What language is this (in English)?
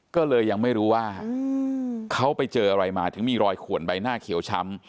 Thai